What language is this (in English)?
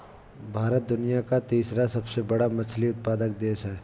Hindi